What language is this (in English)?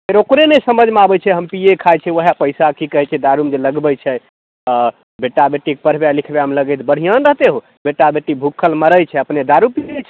Maithili